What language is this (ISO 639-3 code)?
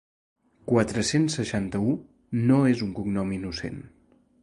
cat